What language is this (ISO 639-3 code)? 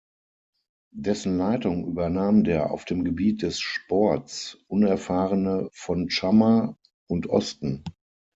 deu